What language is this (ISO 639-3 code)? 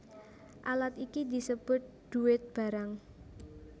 jav